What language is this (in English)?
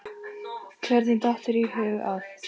Icelandic